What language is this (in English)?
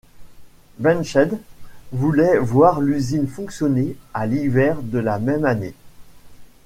French